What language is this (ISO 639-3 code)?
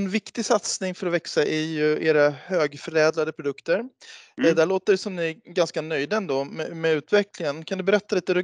swe